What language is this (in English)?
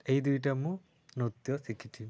Odia